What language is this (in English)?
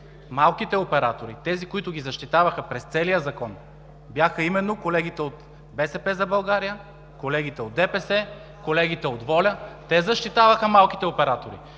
Bulgarian